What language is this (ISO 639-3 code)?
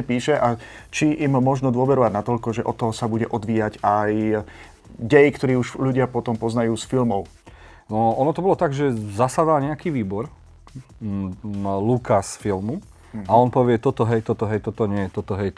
slk